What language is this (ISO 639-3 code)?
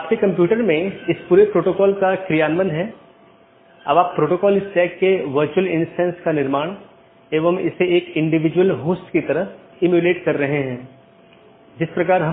hin